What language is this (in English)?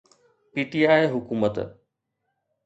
Sindhi